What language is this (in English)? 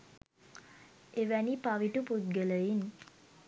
Sinhala